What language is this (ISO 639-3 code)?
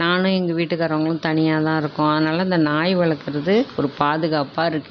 tam